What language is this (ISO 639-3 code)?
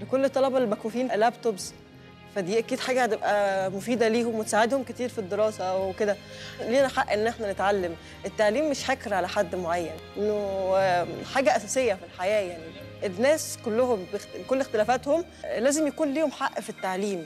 ara